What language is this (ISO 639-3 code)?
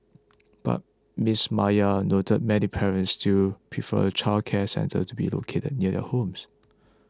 eng